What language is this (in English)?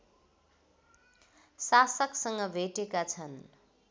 Nepali